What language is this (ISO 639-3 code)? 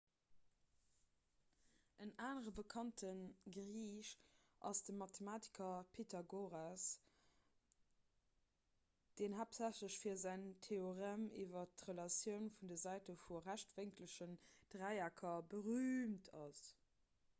ltz